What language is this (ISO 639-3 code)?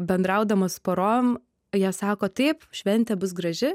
lit